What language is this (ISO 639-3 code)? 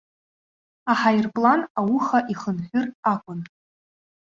abk